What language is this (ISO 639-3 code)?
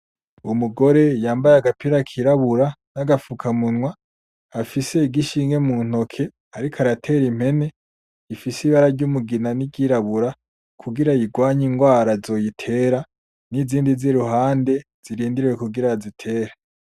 run